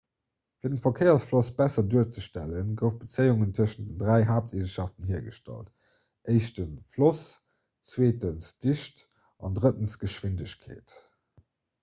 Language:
Luxembourgish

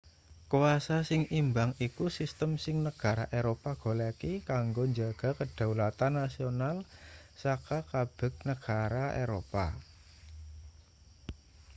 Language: Javanese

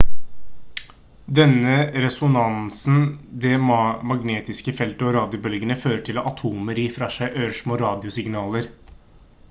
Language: Norwegian Bokmål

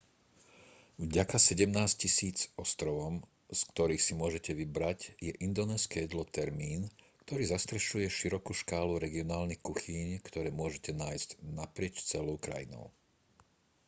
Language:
Slovak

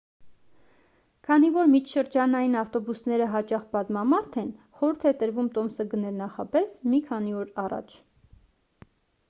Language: Armenian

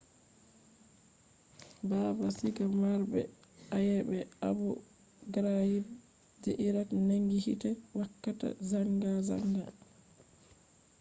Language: Fula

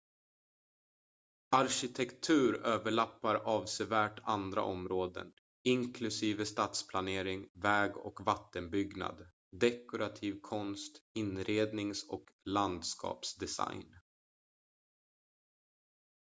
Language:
Swedish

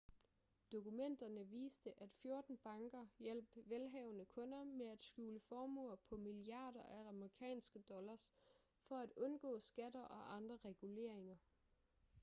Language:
Danish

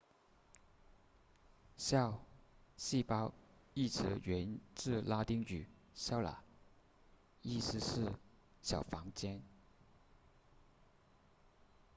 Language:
Chinese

